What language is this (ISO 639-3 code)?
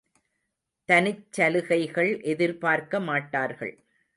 tam